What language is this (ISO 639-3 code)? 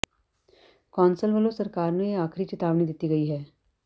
pan